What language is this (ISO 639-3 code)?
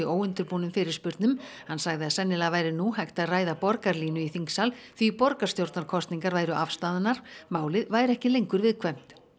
isl